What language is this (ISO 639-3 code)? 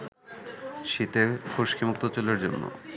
ben